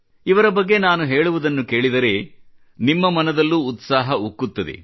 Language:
Kannada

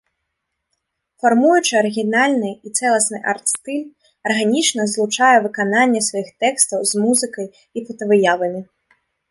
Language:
Belarusian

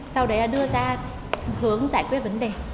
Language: Vietnamese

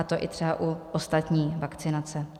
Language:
Czech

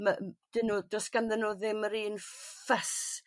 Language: Welsh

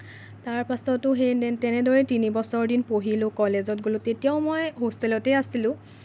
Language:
Assamese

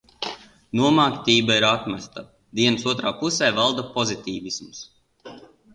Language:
Latvian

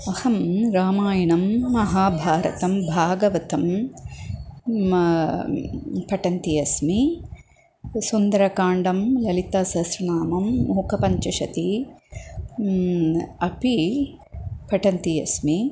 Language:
Sanskrit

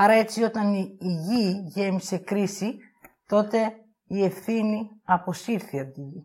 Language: Greek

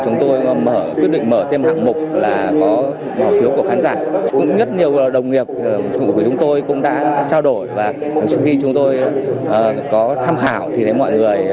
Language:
Vietnamese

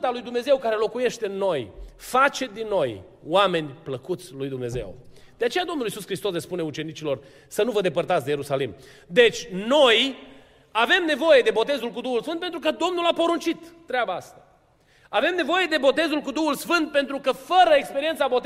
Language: Romanian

